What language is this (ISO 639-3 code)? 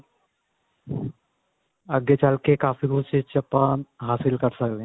pan